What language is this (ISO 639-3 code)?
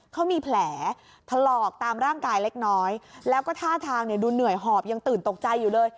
tha